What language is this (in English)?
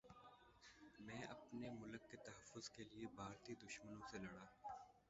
Urdu